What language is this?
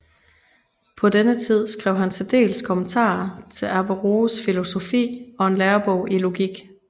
Danish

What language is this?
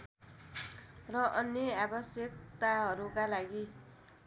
Nepali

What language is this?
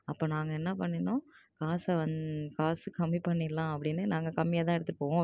Tamil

